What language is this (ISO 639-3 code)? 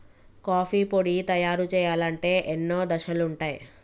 tel